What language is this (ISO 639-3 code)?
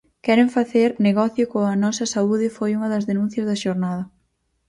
glg